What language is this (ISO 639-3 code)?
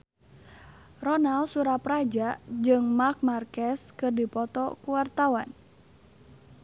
sun